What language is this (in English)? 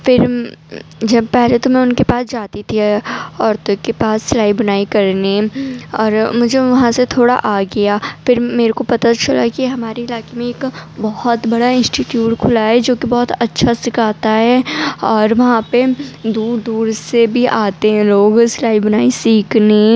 Urdu